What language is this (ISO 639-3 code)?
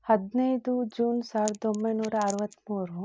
kan